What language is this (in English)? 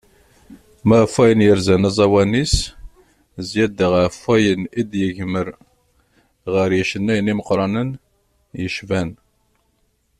Kabyle